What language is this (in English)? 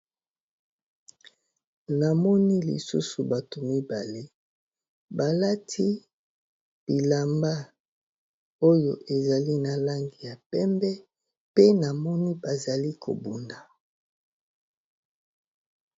Lingala